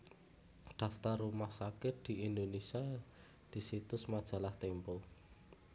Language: Javanese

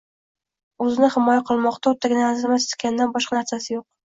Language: Uzbek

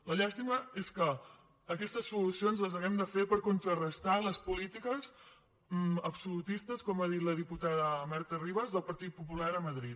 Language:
Catalan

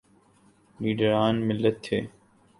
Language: Urdu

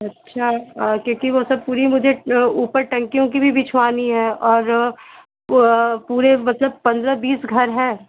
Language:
Hindi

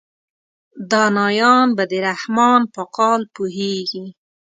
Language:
Pashto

